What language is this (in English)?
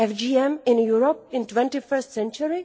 English